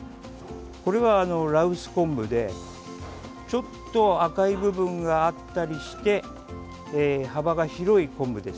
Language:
Japanese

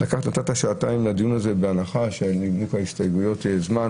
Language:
Hebrew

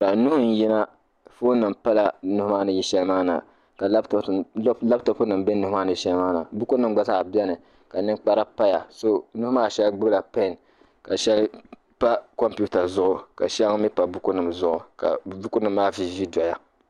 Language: Dagbani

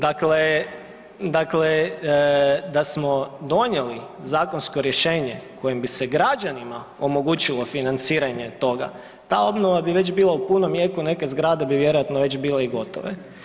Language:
Croatian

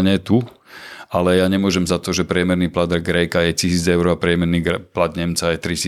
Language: Slovak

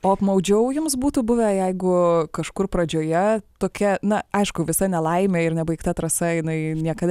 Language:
Lithuanian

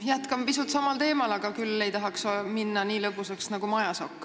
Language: Estonian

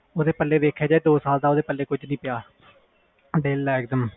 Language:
Punjabi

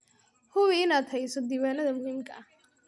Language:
Somali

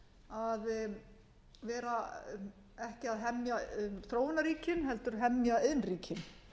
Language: Icelandic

